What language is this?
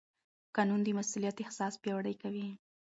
Pashto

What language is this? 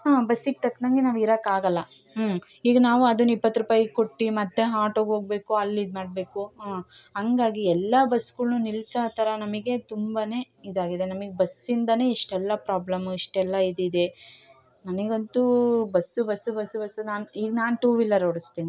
Kannada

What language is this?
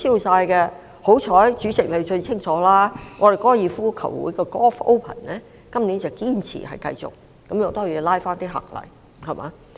Cantonese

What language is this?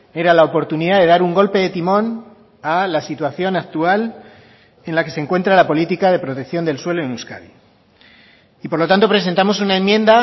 Spanish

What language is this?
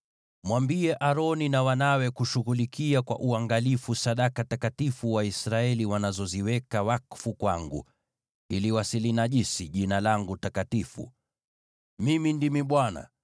Swahili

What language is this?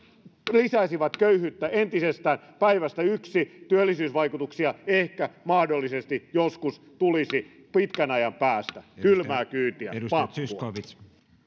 Finnish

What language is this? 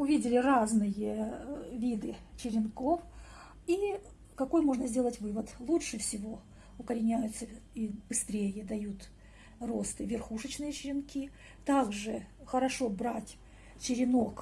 Russian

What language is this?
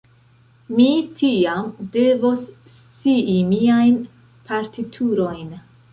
Esperanto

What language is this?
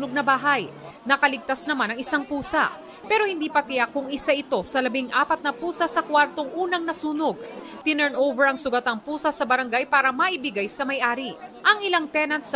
Filipino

